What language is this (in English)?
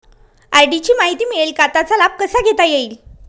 Marathi